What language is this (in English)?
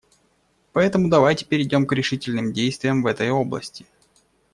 Russian